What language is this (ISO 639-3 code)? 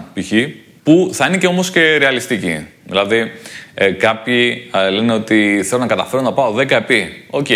ell